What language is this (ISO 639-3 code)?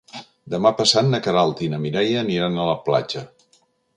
cat